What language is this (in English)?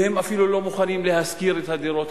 Hebrew